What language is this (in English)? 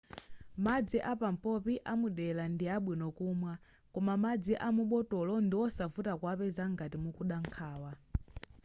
Nyanja